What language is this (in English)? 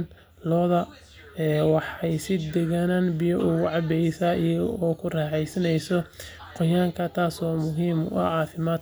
Somali